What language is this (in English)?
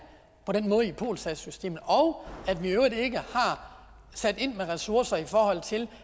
Danish